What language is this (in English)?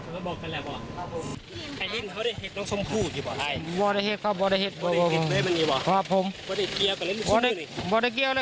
Thai